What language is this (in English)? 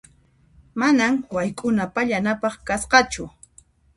Puno Quechua